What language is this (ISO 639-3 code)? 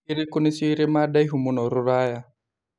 kik